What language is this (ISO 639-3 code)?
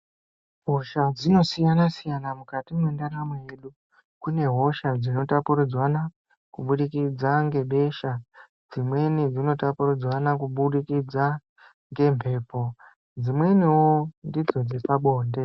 ndc